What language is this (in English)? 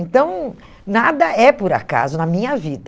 Portuguese